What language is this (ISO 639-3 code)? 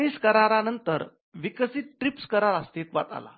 mar